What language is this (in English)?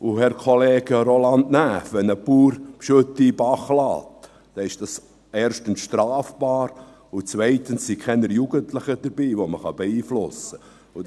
Swiss German